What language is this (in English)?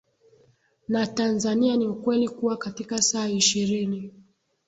Swahili